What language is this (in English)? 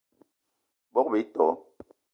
Eton (Cameroon)